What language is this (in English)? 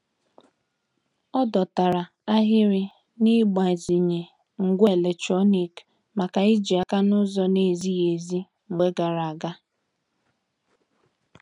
Igbo